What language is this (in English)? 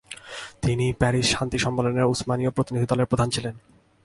Bangla